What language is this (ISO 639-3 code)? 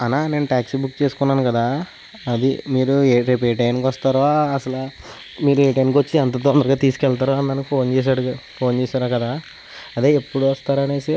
tel